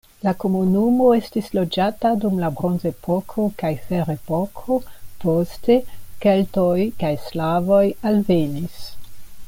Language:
Esperanto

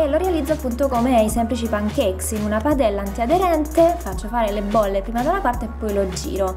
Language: Italian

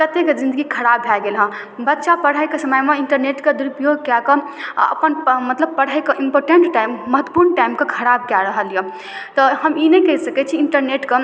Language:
Maithili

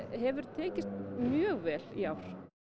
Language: Icelandic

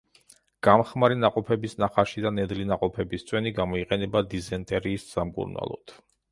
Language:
Georgian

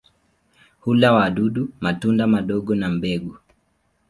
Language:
Swahili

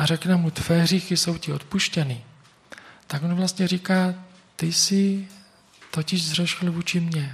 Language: Czech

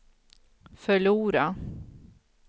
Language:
Swedish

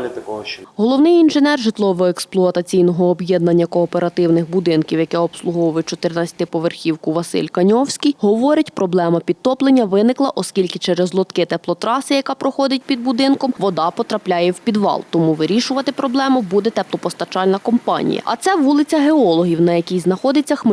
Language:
Ukrainian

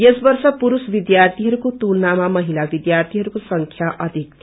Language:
Nepali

